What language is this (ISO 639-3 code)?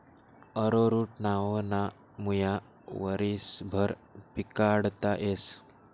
mar